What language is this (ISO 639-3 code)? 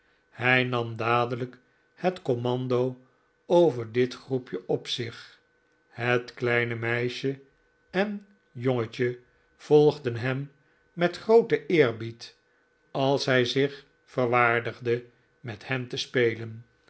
nld